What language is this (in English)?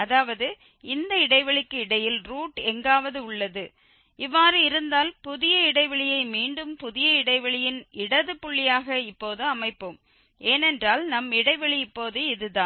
Tamil